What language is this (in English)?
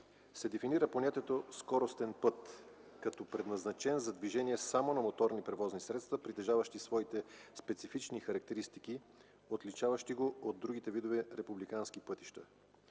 Bulgarian